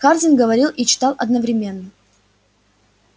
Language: Russian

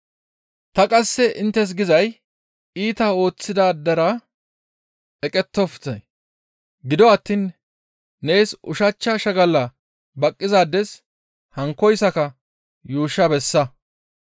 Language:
Gamo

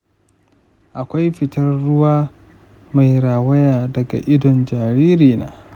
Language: Hausa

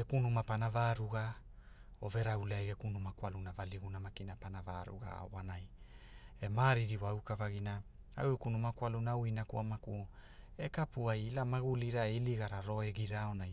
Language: Hula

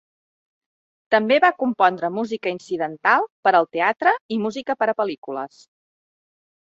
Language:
Catalan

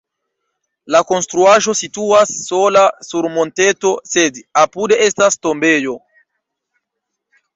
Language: Esperanto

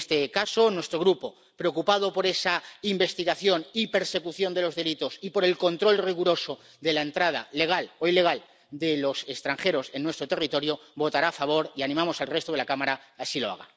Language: Spanish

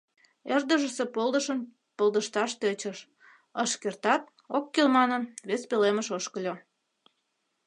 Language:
Mari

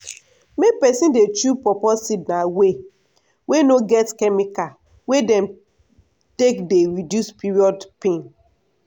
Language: Nigerian Pidgin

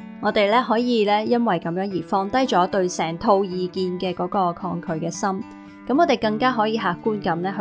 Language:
Chinese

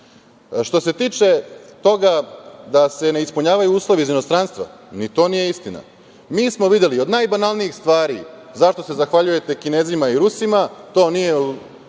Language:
Serbian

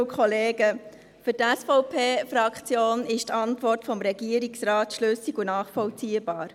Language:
Swiss German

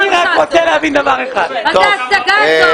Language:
Hebrew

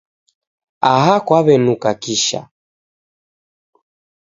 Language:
Taita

